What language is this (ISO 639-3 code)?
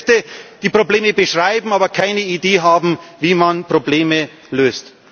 deu